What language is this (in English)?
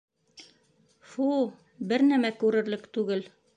Bashkir